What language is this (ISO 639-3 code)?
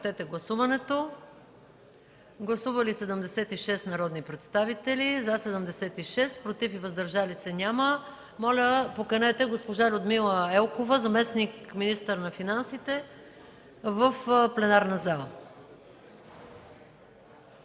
bul